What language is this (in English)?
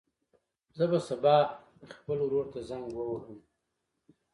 Pashto